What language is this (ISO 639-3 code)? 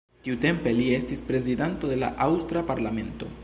epo